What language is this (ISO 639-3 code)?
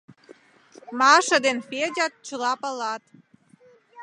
chm